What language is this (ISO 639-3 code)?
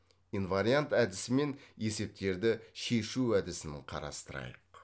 kaz